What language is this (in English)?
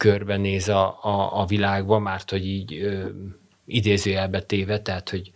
Hungarian